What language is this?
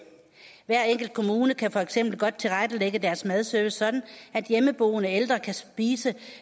Danish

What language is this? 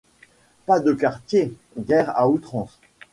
French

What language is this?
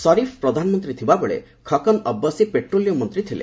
Odia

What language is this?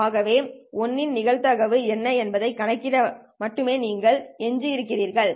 Tamil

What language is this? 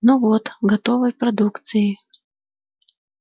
Russian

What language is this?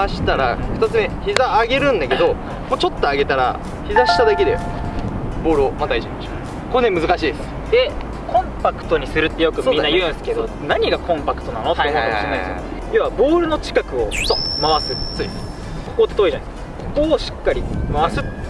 Japanese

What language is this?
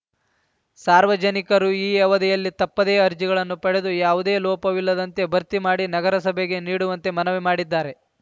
Kannada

